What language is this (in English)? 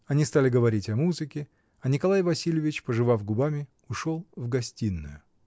Russian